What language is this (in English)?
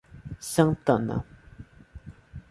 Portuguese